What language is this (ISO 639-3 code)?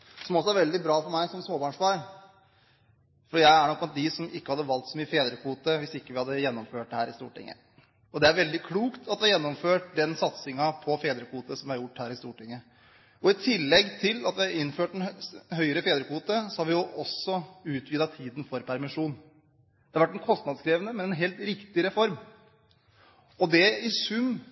nob